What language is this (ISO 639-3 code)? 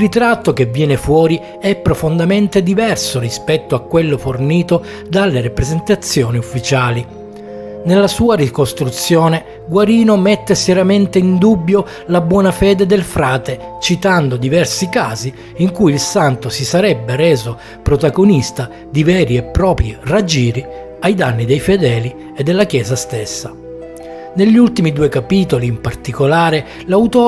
ita